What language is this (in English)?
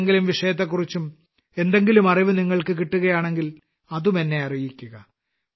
Malayalam